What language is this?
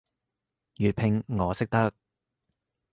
Cantonese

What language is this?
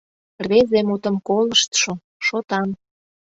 Mari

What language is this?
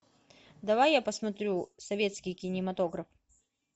Russian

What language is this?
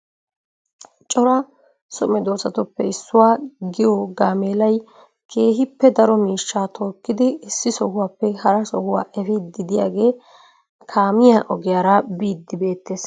Wolaytta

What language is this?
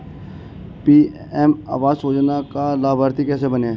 Hindi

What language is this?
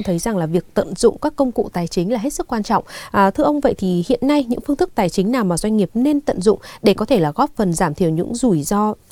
Vietnamese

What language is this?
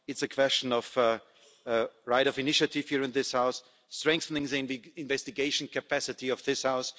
English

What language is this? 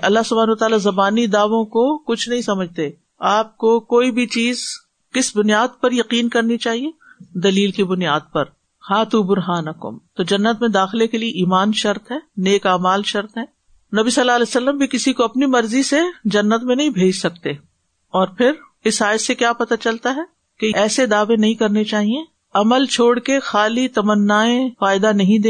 Urdu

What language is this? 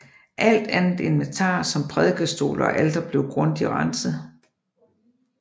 Danish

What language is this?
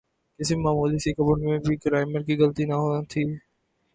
Urdu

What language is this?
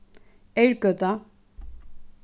Faroese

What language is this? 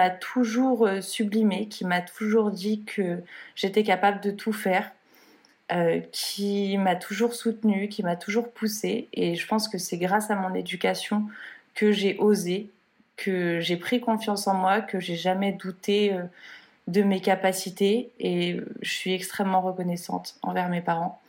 French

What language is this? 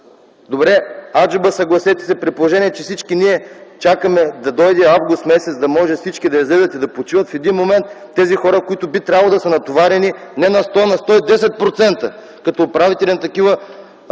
Bulgarian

